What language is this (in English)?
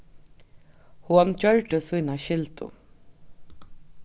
Faroese